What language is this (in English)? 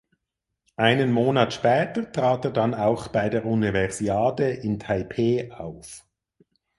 German